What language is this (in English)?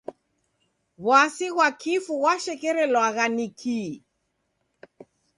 Taita